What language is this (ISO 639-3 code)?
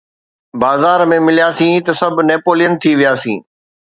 snd